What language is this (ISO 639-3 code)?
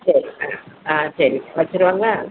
tam